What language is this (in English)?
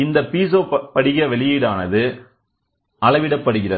Tamil